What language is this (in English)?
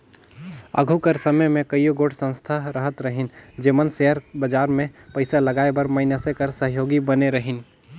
Chhattisgarhi